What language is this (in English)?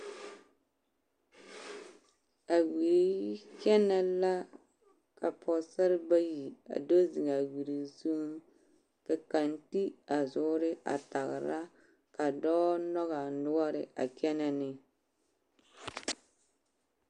Southern Dagaare